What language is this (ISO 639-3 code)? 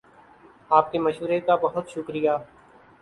urd